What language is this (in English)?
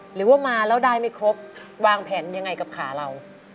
Thai